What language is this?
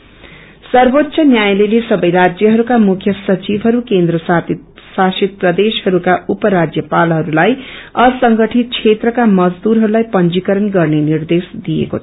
Nepali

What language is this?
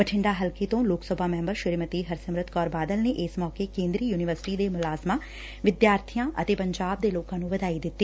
Punjabi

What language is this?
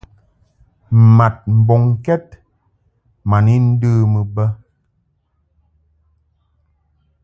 Mungaka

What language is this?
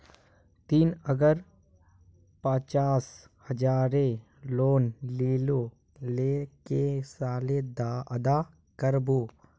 Magahi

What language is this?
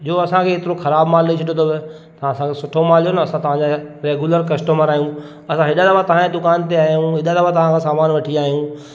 Sindhi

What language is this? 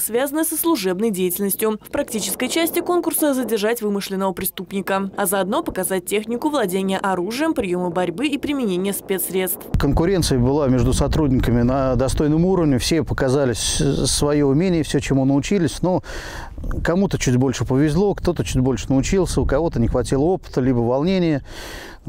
Russian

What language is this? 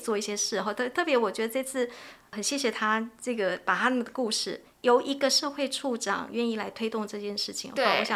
Chinese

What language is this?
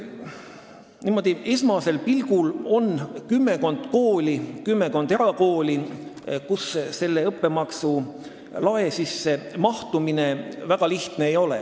Estonian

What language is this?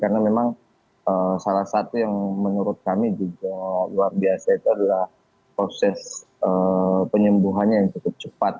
Indonesian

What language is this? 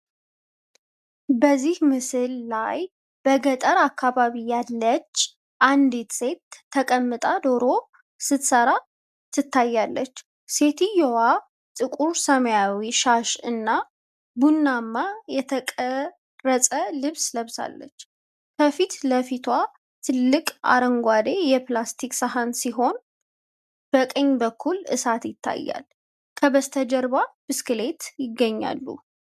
Amharic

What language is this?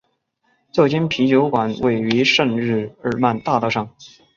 Chinese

